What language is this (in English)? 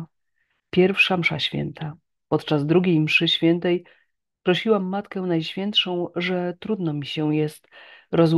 Polish